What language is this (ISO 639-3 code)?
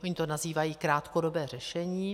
ces